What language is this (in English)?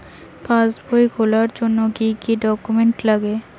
Bangla